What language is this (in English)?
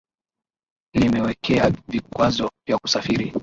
Swahili